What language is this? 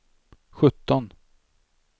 Swedish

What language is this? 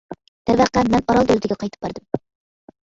Uyghur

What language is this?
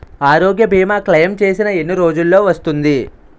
Telugu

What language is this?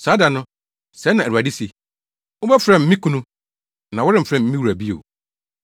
Akan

